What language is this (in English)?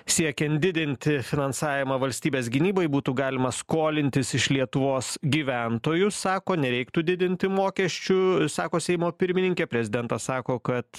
Lithuanian